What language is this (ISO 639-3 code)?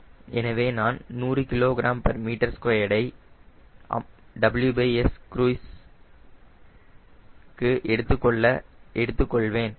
tam